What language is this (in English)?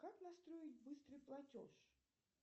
Russian